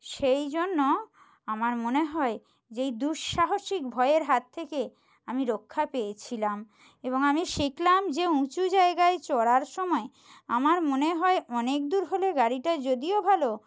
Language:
Bangla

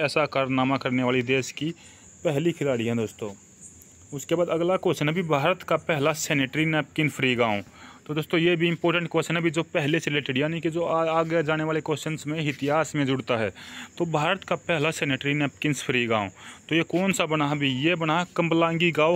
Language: Hindi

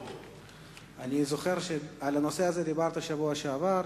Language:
Hebrew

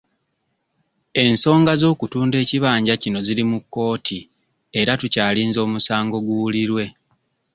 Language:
Ganda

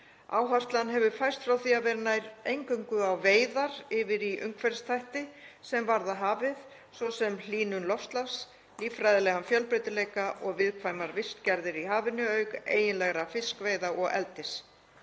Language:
Icelandic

